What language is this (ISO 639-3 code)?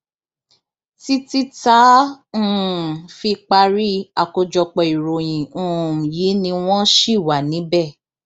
yor